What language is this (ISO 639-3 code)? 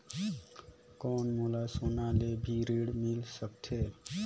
hne